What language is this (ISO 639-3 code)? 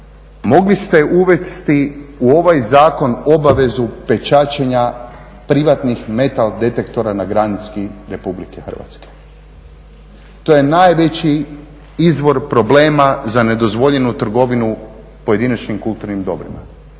hrv